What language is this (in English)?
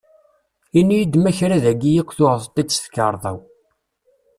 Kabyle